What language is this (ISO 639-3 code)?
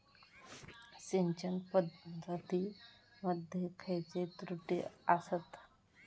mar